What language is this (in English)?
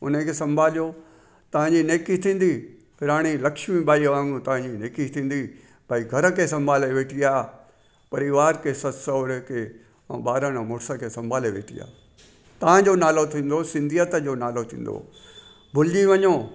Sindhi